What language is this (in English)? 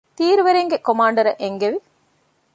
Divehi